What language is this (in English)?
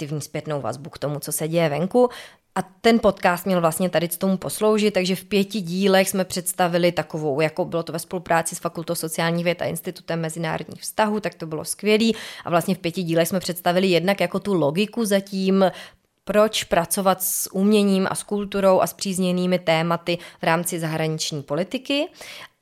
Czech